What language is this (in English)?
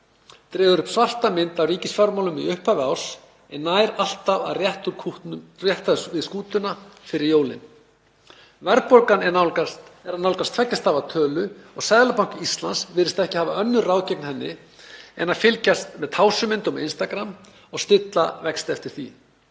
Icelandic